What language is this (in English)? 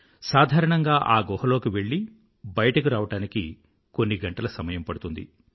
Telugu